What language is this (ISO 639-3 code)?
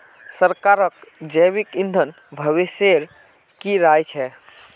mag